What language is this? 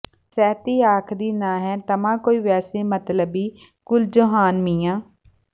Punjabi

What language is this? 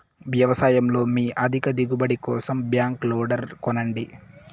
Telugu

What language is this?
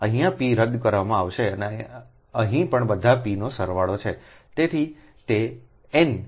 Gujarati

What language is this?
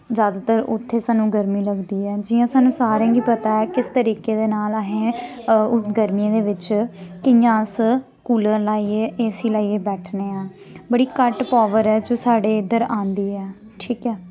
Dogri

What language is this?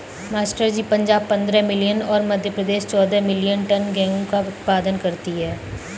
Hindi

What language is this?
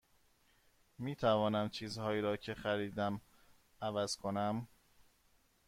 Persian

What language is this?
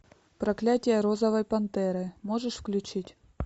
Russian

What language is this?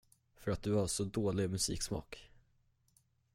Swedish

